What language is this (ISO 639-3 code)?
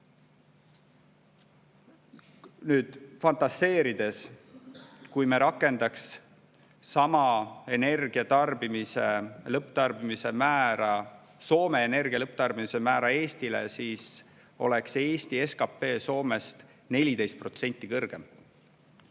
est